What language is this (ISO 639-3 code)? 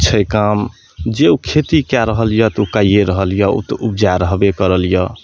mai